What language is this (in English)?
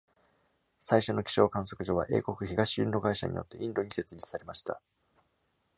Japanese